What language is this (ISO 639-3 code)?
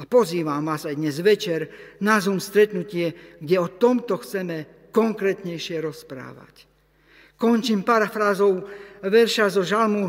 slk